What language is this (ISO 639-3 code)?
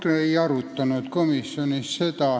est